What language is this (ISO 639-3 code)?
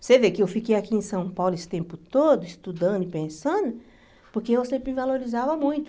por